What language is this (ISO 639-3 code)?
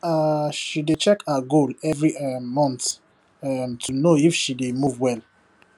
pcm